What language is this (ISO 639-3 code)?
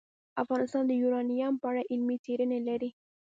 pus